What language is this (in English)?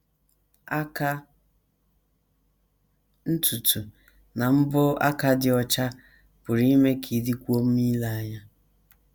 Igbo